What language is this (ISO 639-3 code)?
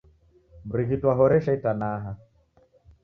dav